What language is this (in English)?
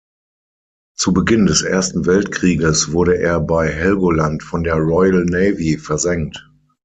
German